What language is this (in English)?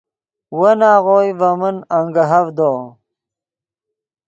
Yidgha